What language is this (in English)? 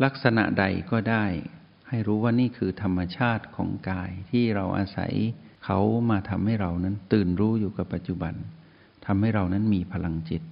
Thai